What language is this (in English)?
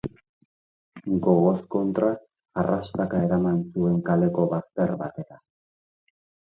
Basque